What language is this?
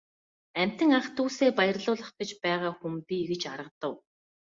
Mongolian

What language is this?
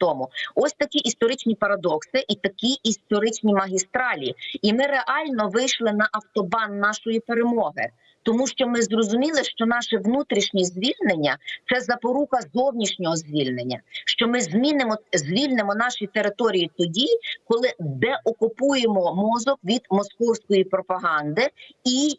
Ukrainian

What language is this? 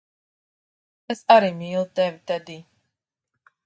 Latvian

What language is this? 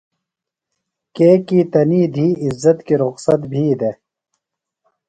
Phalura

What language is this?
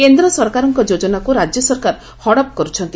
Odia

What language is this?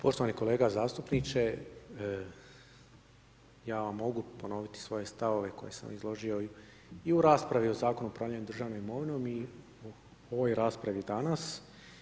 Croatian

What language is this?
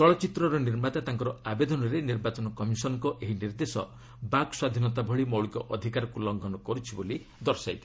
Odia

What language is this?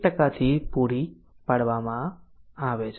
Gujarati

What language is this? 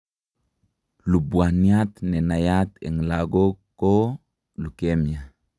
Kalenjin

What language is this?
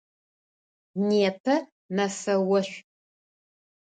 Adyghe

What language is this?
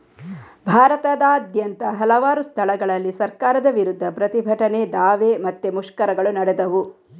Kannada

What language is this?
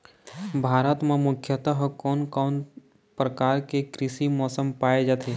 Chhattisgarhi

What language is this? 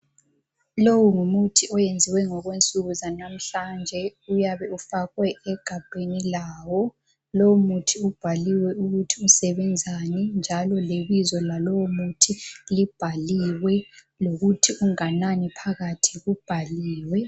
North Ndebele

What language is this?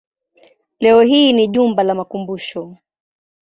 Swahili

